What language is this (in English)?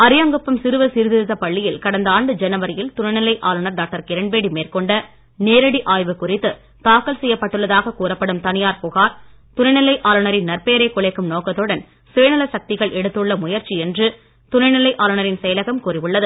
Tamil